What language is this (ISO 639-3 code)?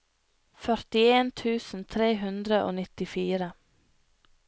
nor